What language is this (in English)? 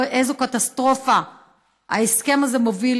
Hebrew